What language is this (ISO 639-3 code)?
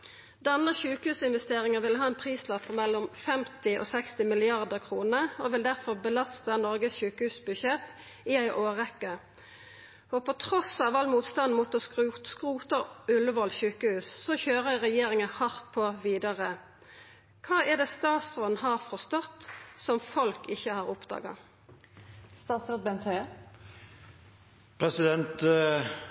nno